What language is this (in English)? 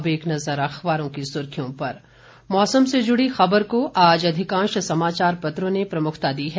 Hindi